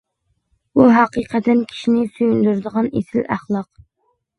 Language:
Uyghur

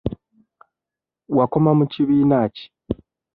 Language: Ganda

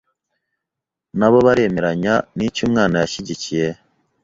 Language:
Kinyarwanda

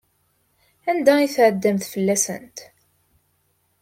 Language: Kabyle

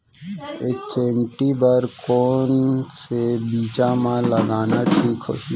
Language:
Chhattisgarhi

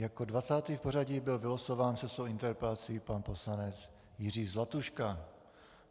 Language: Czech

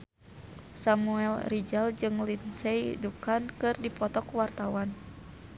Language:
Sundanese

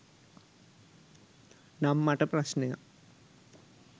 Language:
Sinhala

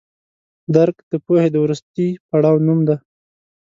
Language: Pashto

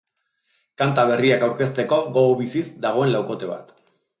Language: Basque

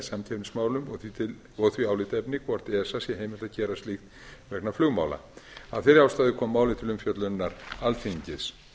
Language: Icelandic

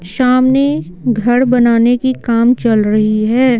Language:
Hindi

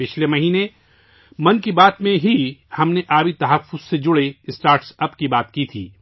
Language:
Urdu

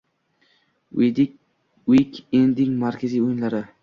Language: Uzbek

